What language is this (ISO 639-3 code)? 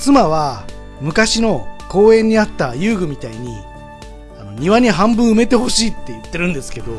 jpn